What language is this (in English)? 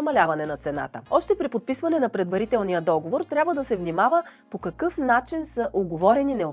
Bulgarian